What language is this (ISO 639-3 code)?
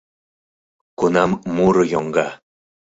chm